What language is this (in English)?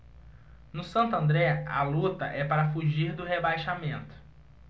Portuguese